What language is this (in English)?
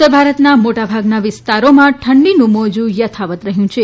Gujarati